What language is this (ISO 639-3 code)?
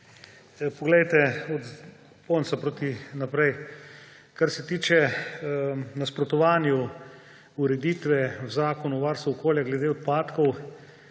slv